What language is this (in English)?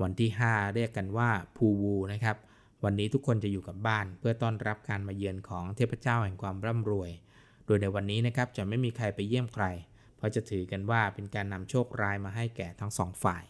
Thai